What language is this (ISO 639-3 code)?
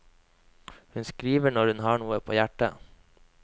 nor